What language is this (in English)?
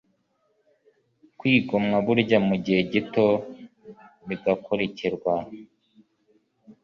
Kinyarwanda